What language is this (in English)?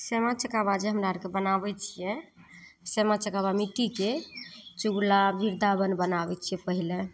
Maithili